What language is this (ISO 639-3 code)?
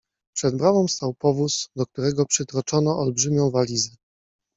pol